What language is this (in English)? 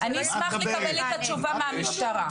Hebrew